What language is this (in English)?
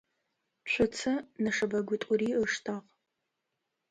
Adyghe